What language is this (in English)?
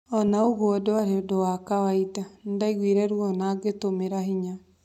Kikuyu